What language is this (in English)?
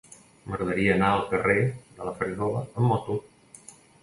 Catalan